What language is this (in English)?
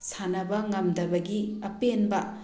Manipuri